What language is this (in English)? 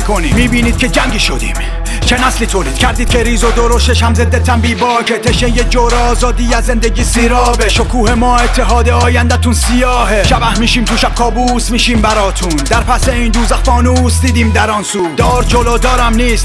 Persian